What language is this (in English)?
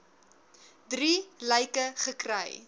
Afrikaans